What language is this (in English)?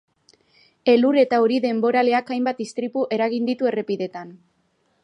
Basque